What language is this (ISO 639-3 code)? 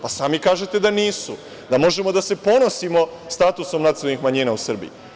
srp